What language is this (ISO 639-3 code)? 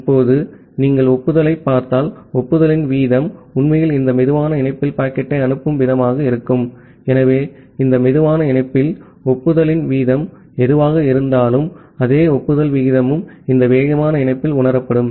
tam